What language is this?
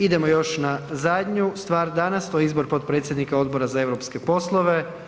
Croatian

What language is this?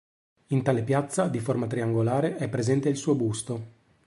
Italian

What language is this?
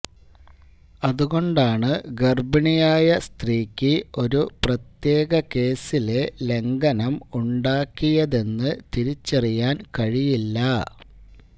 Malayalam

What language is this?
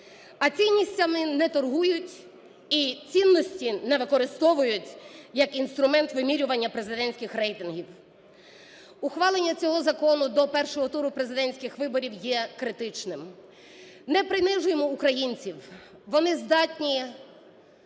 Ukrainian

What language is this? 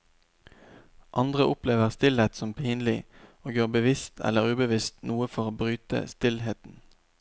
Norwegian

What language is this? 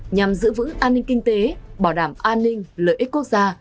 Vietnamese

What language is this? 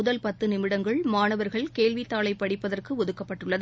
Tamil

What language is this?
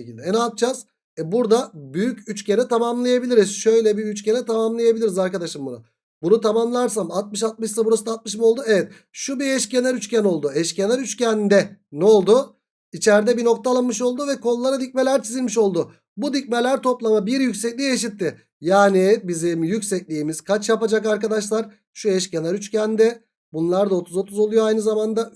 Turkish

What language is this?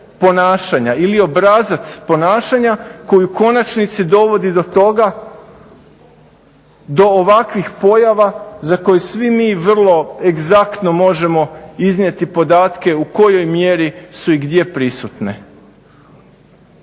Croatian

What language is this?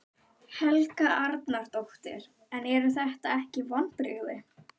Icelandic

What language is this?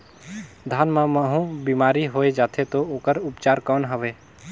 Chhattisgarhi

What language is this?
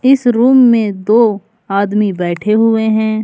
Hindi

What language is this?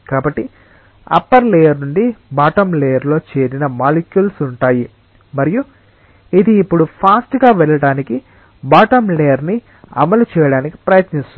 Telugu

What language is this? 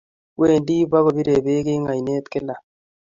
Kalenjin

